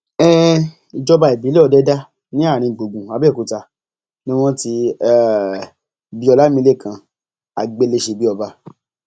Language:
Yoruba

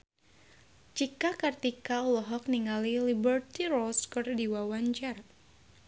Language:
Sundanese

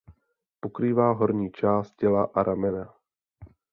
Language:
Czech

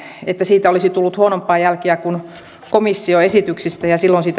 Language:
Finnish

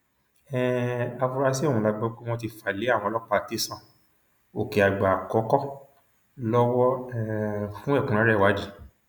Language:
Yoruba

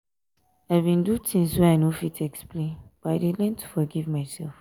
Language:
Nigerian Pidgin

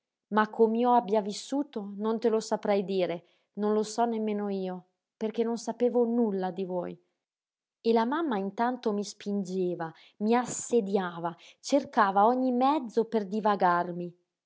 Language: Italian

